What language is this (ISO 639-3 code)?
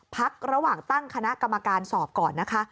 tha